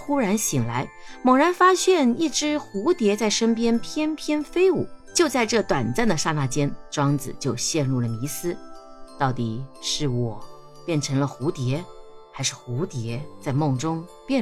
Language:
Chinese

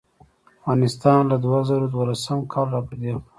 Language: Pashto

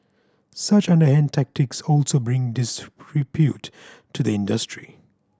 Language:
English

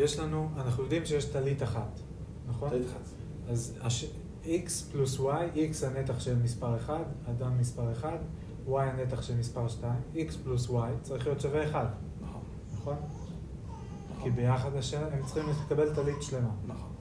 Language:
Hebrew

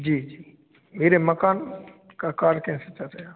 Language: Hindi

